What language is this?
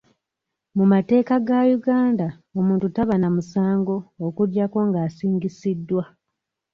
Ganda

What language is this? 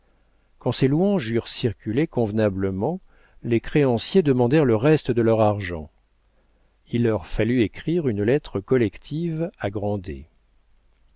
French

